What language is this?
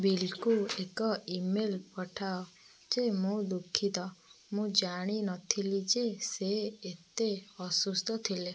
Odia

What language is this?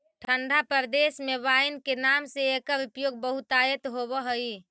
Magahi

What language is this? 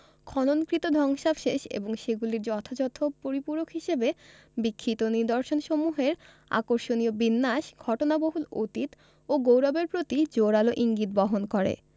Bangla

